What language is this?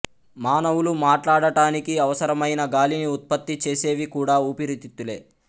Telugu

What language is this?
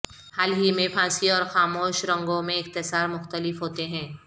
Urdu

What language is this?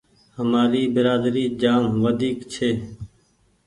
Goaria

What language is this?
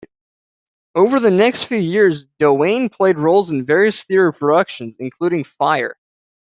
English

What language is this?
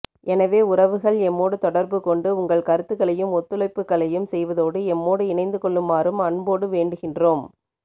Tamil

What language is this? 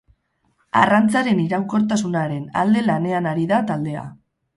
Basque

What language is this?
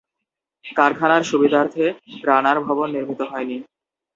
Bangla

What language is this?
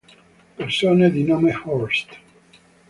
Italian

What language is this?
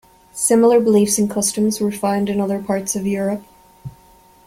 English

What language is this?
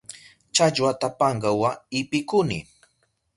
Southern Pastaza Quechua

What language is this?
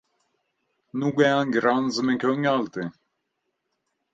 Swedish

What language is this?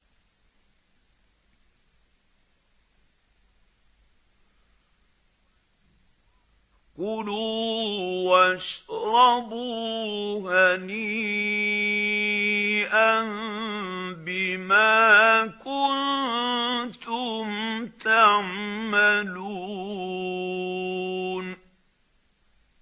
Arabic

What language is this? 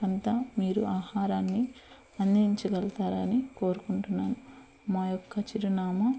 Telugu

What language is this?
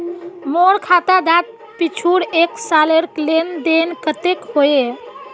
Magahi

